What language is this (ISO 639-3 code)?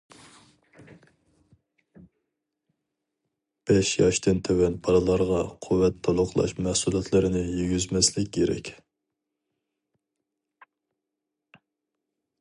uig